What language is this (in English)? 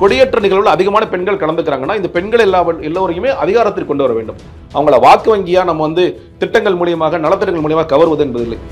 Tamil